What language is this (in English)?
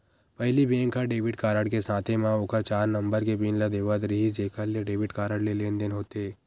Chhattisgarhi